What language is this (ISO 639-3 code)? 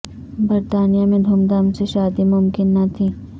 urd